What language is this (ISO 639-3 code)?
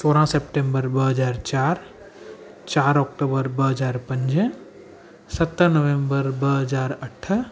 snd